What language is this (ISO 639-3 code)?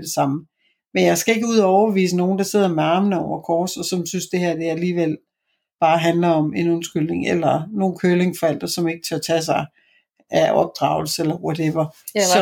dan